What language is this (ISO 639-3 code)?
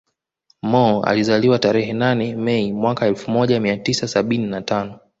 swa